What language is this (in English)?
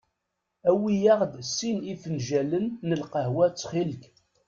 Kabyle